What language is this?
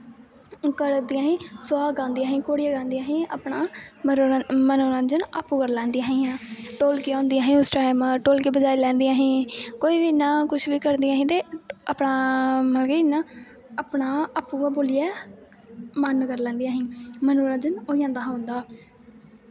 Dogri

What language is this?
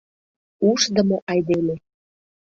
Mari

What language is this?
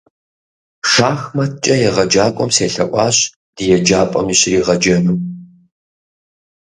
Kabardian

